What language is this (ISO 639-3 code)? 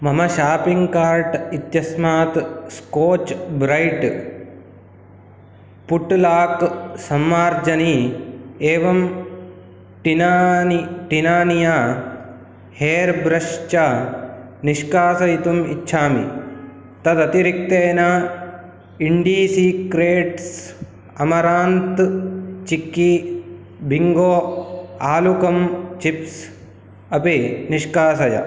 san